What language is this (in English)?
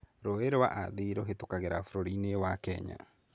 Kikuyu